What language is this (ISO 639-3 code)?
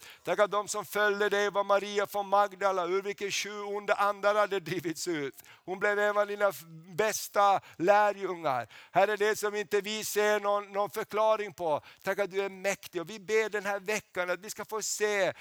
swe